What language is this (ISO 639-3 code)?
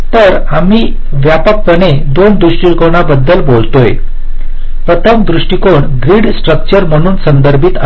mar